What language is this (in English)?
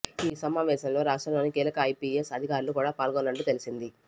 Telugu